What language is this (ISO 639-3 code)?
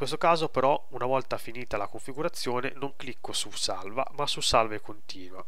ita